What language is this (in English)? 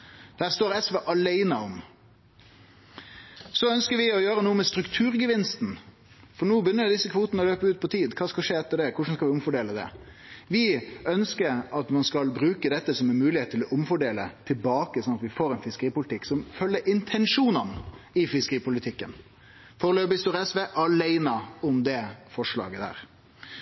Norwegian Nynorsk